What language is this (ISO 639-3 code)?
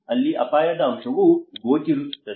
kan